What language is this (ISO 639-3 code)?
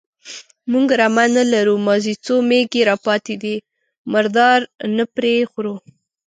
pus